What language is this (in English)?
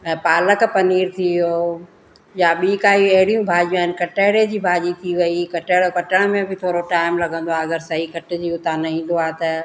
Sindhi